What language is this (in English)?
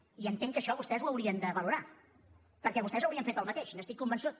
Catalan